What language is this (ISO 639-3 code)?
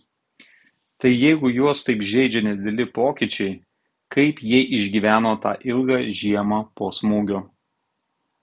lit